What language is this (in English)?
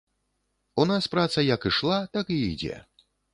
Belarusian